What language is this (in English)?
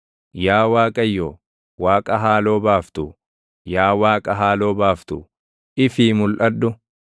Oromo